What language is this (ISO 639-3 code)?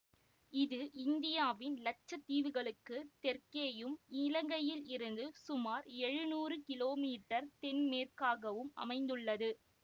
tam